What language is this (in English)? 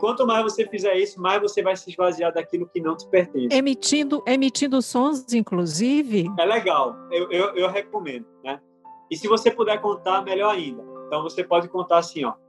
Portuguese